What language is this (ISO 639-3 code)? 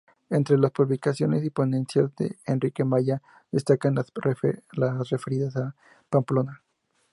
spa